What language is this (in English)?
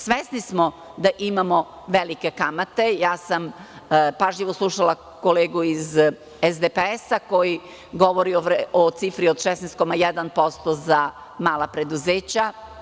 Serbian